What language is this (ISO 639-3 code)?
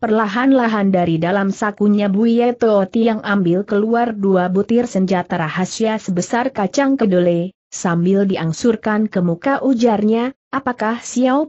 ind